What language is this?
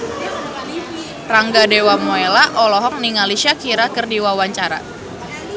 Sundanese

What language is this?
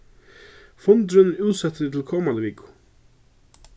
Faroese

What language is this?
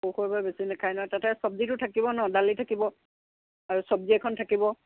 Assamese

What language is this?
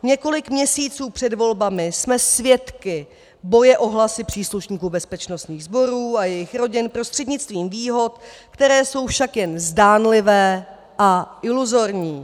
Czech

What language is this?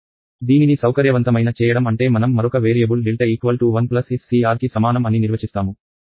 Telugu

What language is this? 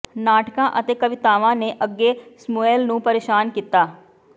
Punjabi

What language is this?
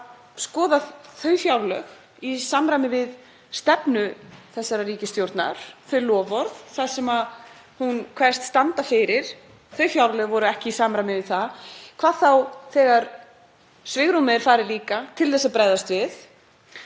Icelandic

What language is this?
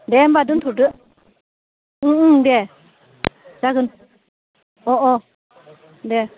Bodo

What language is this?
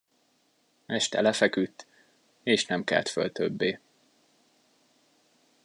Hungarian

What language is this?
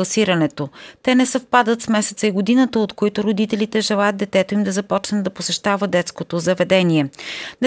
Bulgarian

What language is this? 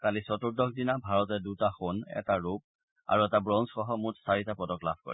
Assamese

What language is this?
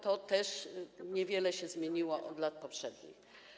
Polish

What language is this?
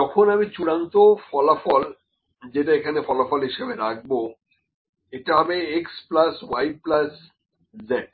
Bangla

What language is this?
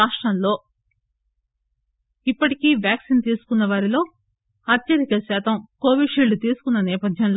Telugu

